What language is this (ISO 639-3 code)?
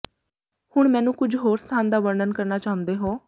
pan